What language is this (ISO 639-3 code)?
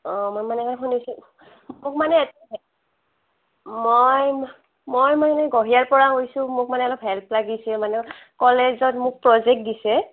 asm